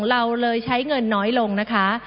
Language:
Thai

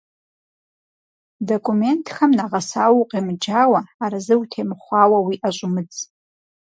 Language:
Kabardian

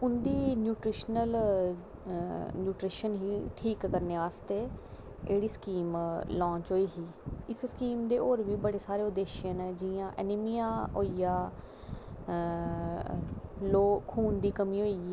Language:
Dogri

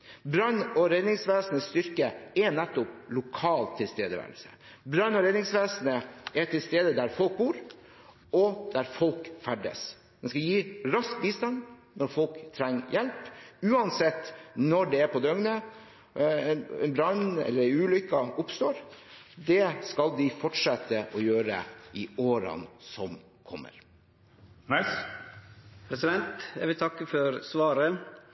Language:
Norwegian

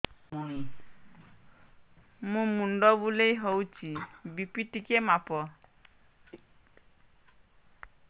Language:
Odia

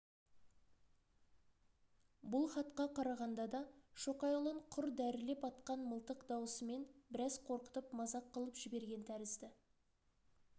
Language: Kazakh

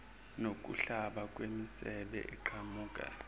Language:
Zulu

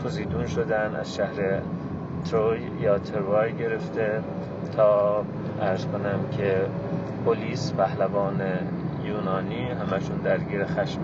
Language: Persian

